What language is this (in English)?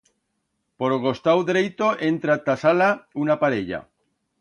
Aragonese